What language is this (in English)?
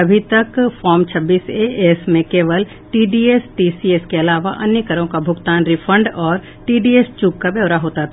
Hindi